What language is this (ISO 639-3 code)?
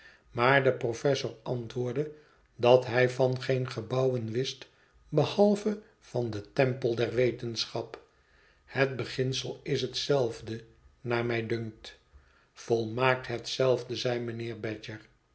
nld